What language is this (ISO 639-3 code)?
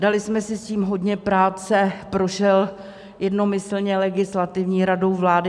ces